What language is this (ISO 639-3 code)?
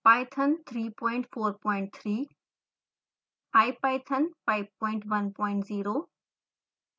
hin